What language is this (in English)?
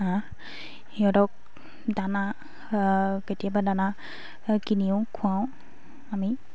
Assamese